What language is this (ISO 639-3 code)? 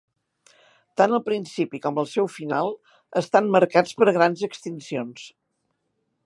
cat